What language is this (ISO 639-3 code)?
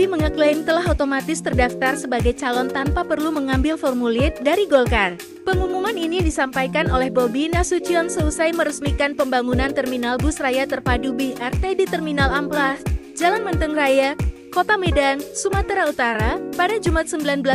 ind